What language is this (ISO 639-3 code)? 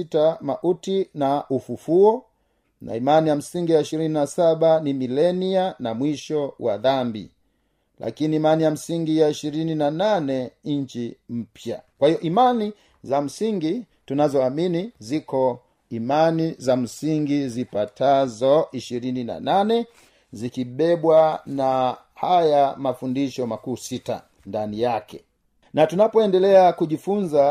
swa